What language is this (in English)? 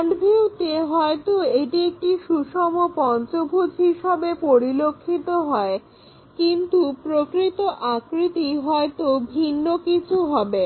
Bangla